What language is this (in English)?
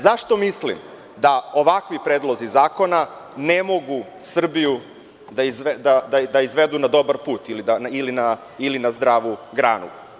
Serbian